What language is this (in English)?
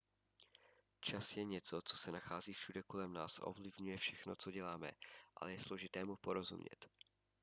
Czech